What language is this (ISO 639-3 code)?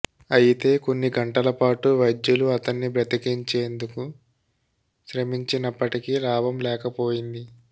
tel